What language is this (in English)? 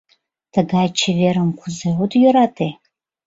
Mari